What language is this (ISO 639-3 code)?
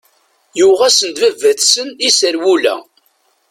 kab